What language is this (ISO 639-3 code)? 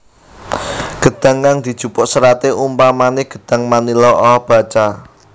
jav